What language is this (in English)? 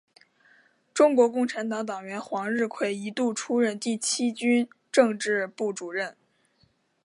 Chinese